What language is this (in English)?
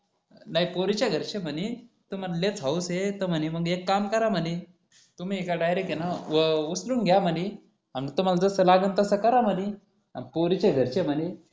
Marathi